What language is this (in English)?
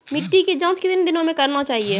Maithili